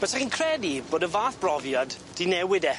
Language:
Welsh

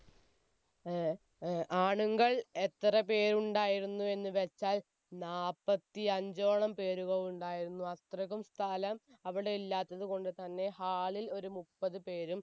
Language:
Malayalam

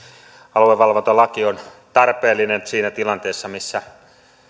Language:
Finnish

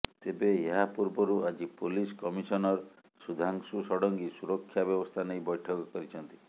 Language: Odia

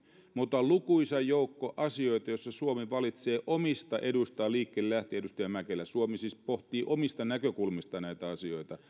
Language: Finnish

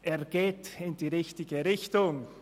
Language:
Swiss German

